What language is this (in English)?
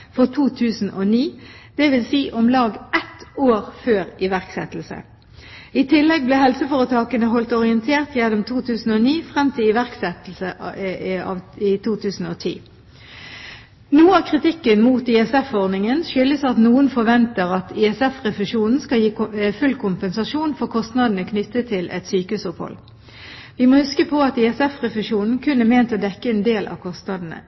Norwegian Bokmål